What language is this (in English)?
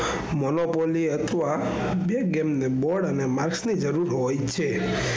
Gujarati